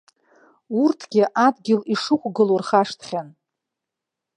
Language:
Abkhazian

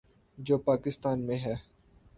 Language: Urdu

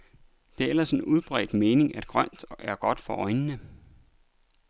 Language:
Danish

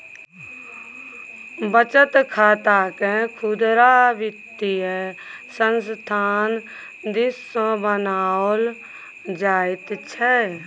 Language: Maithili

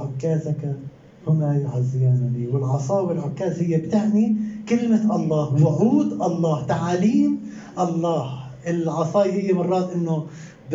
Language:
Arabic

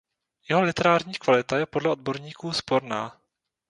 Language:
Czech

